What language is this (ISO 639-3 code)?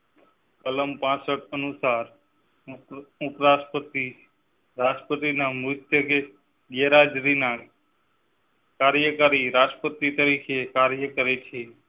guj